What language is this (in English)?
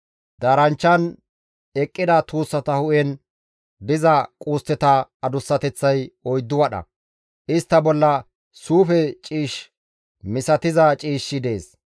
Gamo